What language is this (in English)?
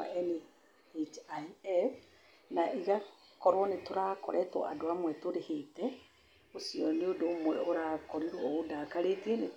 Kikuyu